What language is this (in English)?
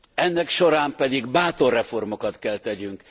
Hungarian